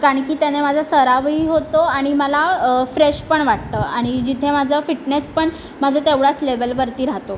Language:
Marathi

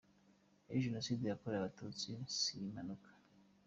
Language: Kinyarwanda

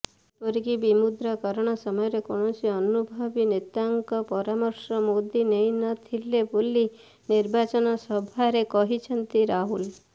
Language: Odia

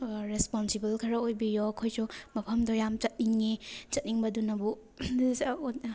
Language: Manipuri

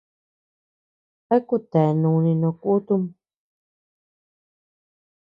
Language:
Tepeuxila Cuicatec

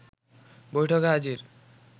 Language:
Bangla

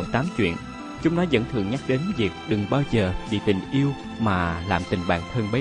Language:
Vietnamese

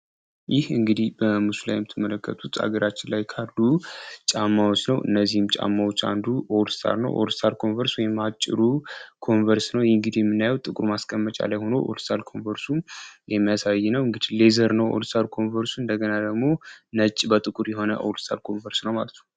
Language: Amharic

